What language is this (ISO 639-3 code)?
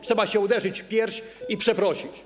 pol